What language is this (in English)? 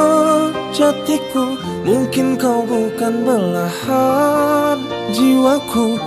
Indonesian